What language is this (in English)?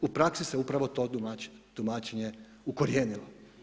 Croatian